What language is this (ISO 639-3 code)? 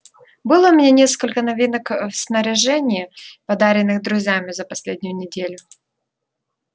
rus